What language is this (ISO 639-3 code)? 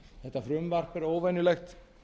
isl